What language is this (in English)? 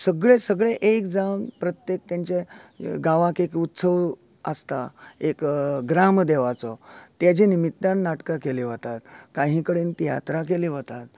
Konkani